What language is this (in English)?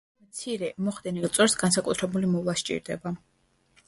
Georgian